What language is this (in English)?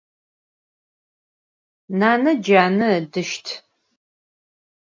Adyghe